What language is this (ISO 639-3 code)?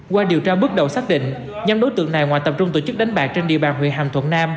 vie